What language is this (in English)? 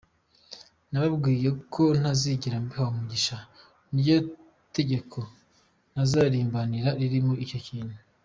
Kinyarwanda